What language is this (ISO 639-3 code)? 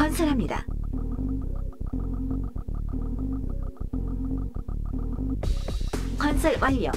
kor